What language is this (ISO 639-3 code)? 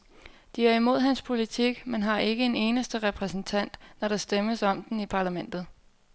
dan